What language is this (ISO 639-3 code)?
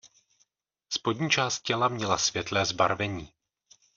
ces